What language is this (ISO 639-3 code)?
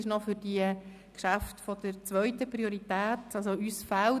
gsw